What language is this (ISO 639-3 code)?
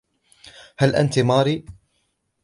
ara